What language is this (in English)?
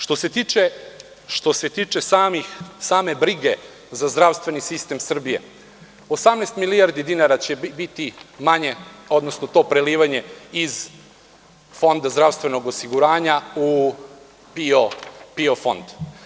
Serbian